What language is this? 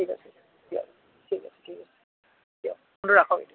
Assamese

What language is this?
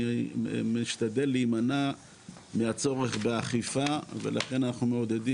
Hebrew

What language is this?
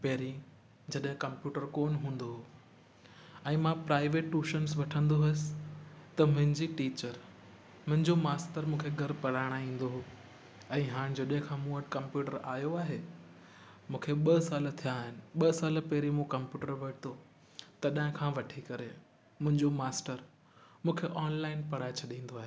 Sindhi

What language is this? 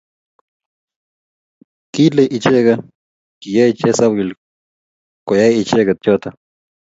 Kalenjin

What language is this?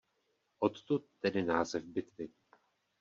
Czech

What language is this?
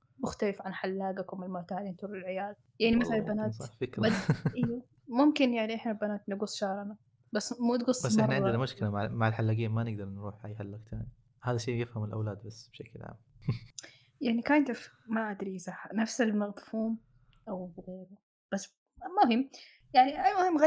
Arabic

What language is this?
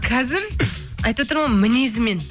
Kazakh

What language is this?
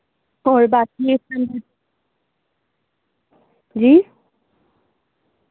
Urdu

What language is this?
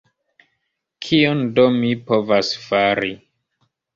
Esperanto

